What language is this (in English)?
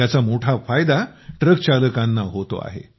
Marathi